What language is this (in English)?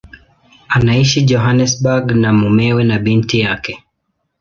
Swahili